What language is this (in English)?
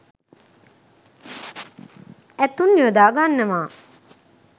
Sinhala